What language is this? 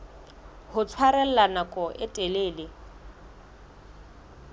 Southern Sotho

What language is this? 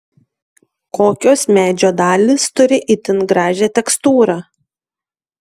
Lithuanian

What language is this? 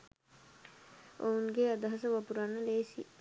Sinhala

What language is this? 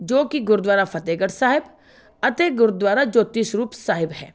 Punjabi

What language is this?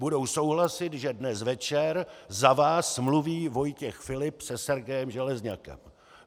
Czech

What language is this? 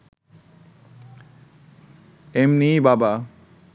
Bangla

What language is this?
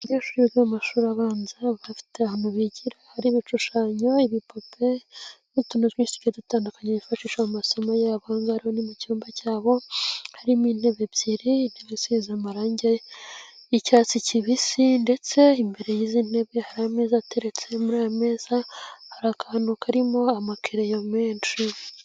Kinyarwanda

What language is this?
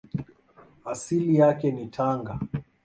Swahili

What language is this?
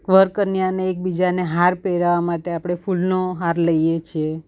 Gujarati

